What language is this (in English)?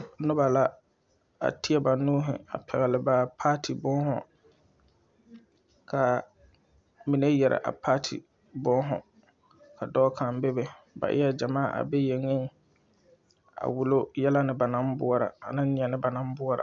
Southern Dagaare